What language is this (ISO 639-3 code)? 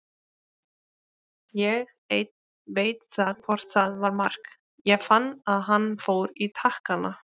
isl